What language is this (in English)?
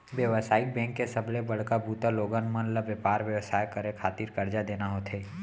Chhattisgarhi